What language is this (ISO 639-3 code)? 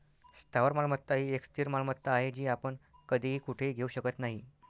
mar